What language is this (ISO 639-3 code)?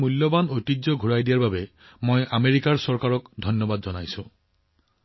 asm